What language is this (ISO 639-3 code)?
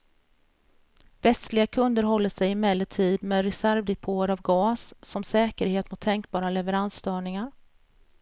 swe